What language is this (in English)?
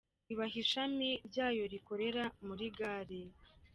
Kinyarwanda